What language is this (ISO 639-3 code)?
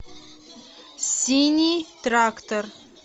rus